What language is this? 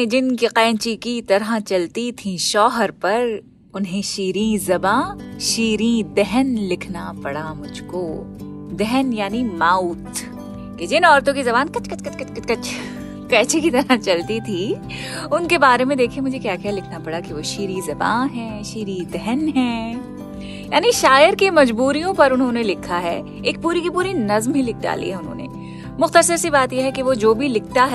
Hindi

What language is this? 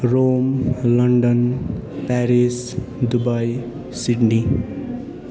Nepali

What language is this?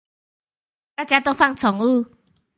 Chinese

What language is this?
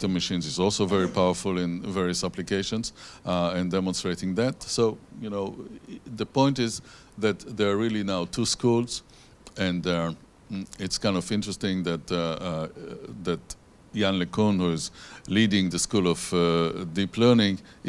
English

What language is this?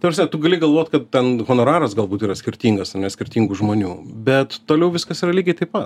Lithuanian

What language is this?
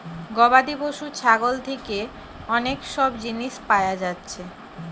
Bangla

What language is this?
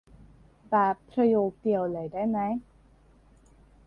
Thai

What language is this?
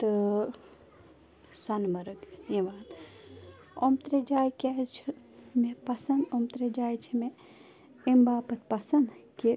Kashmiri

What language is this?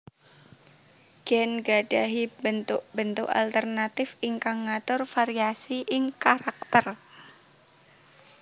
Javanese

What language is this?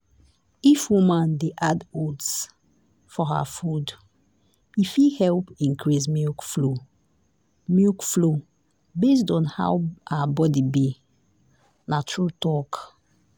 Nigerian Pidgin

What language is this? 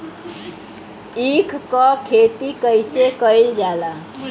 Bhojpuri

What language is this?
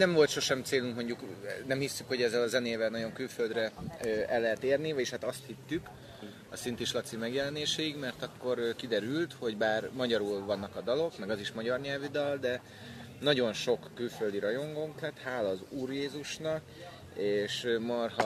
Hungarian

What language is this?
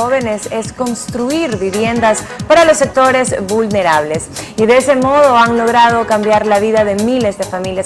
Spanish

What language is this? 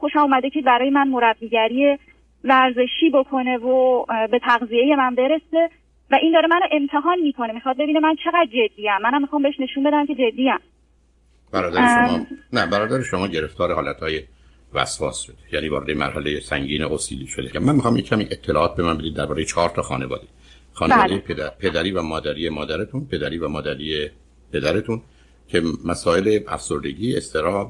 Persian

